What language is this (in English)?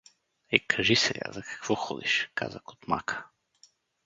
Bulgarian